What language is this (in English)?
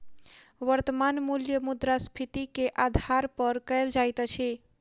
Maithili